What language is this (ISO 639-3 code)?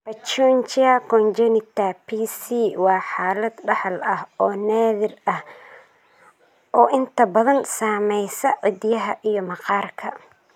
som